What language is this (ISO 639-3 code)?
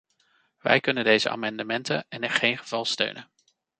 nld